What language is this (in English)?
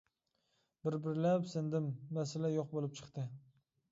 Uyghur